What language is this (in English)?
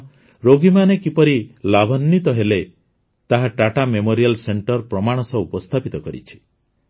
Odia